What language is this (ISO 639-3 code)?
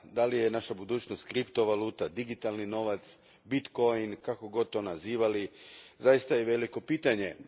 hrv